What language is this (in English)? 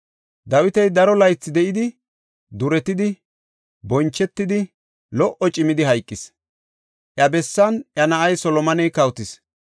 Gofa